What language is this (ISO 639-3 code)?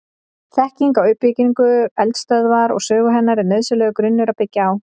isl